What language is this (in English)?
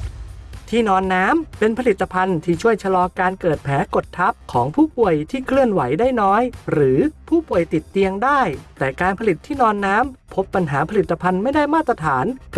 Thai